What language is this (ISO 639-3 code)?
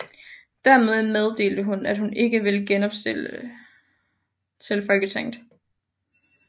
dan